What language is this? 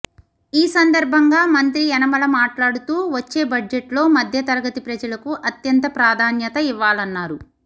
Telugu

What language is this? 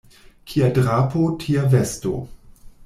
Esperanto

